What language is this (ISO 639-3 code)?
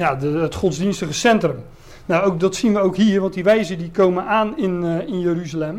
nld